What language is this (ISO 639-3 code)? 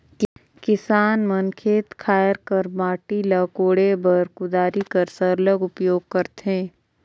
hne